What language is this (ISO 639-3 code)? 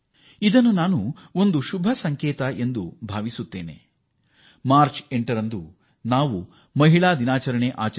kan